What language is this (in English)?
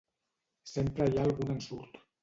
Catalan